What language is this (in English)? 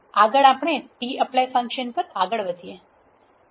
Gujarati